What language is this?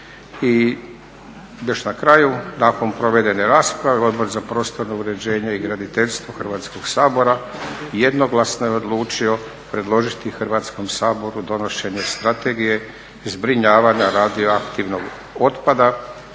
Croatian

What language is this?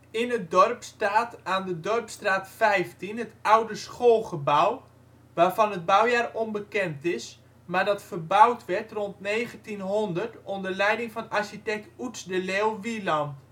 Dutch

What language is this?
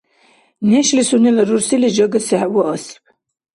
Dargwa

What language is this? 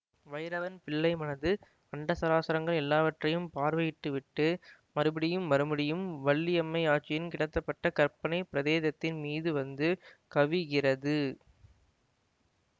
Tamil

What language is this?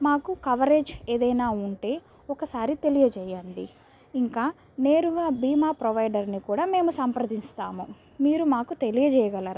Telugu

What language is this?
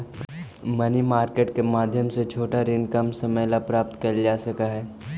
Magahi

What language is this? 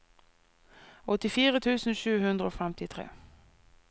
Norwegian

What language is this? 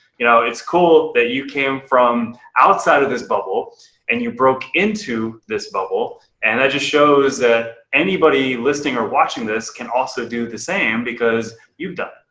English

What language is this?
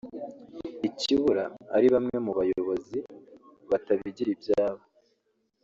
Kinyarwanda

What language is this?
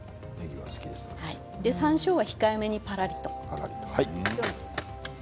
Japanese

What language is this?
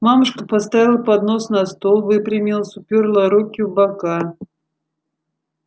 Russian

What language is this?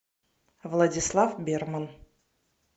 Russian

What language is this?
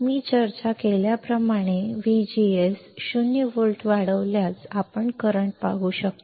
Marathi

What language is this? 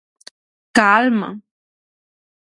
Galician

